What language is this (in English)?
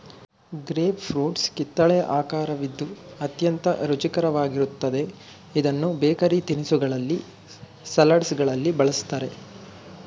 Kannada